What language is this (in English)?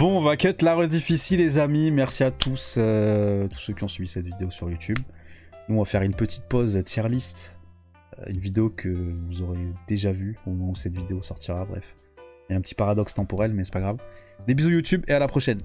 French